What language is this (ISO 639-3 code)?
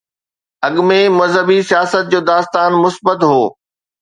snd